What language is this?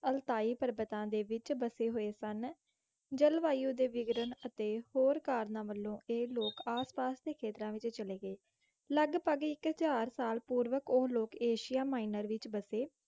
Punjabi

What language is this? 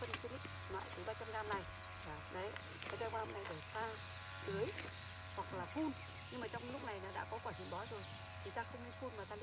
Vietnamese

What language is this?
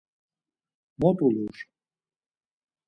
Laz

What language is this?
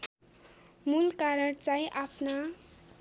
Nepali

